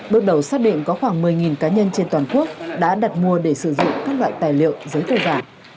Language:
Vietnamese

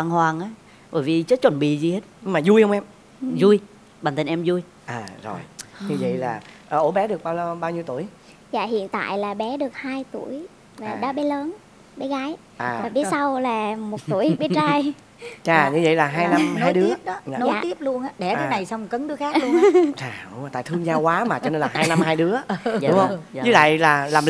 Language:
Vietnamese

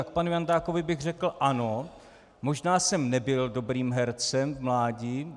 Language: Czech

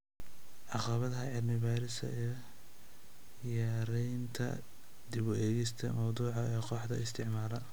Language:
Somali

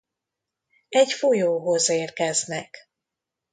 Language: Hungarian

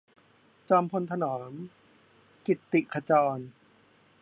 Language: Thai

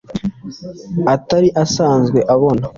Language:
Kinyarwanda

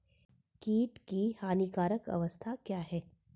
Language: Hindi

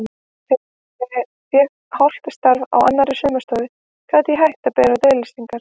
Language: Icelandic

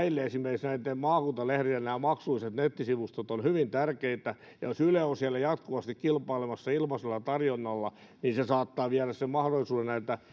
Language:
Finnish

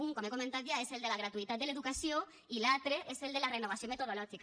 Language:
Catalan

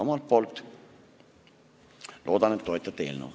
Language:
Estonian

